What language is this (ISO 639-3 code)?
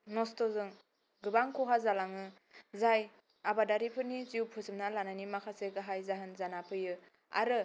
brx